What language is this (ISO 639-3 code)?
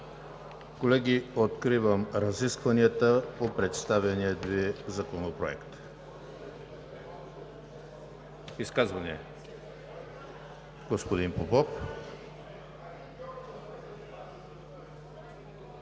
bul